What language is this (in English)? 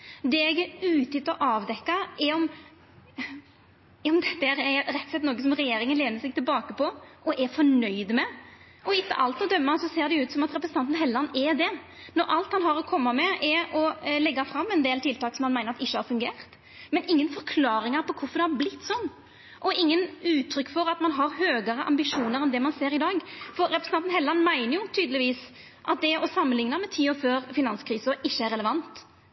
Norwegian Nynorsk